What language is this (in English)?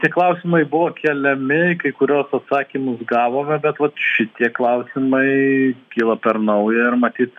Lithuanian